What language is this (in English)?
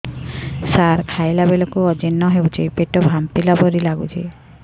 Odia